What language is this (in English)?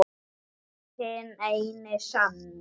Icelandic